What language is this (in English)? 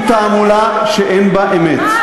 Hebrew